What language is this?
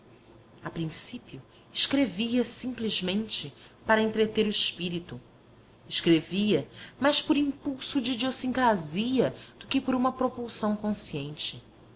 Portuguese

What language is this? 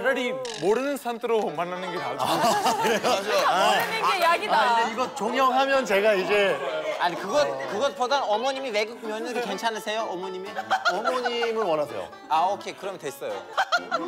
Korean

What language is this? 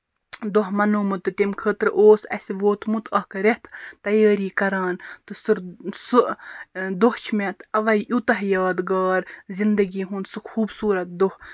Kashmiri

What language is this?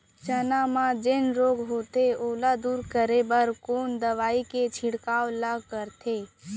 Chhattisgarhi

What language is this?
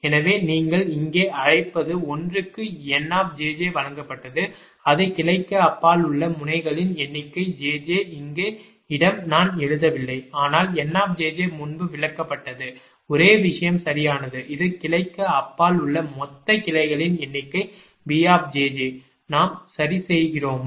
Tamil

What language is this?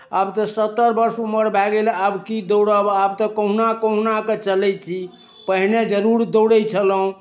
Maithili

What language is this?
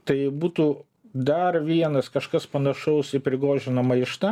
Lithuanian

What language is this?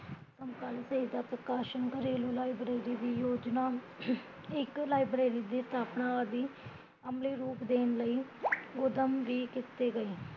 Punjabi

